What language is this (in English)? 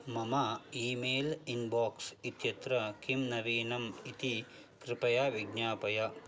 Sanskrit